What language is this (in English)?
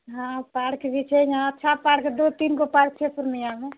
Maithili